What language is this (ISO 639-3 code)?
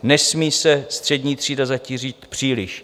ces